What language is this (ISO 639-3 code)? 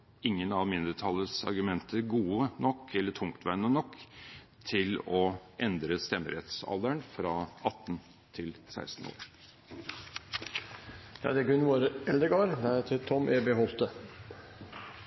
nor